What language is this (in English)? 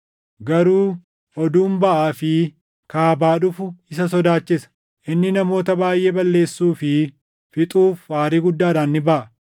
Oromo